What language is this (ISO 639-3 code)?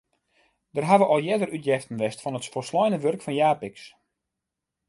fry